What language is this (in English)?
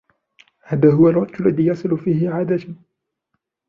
Arabic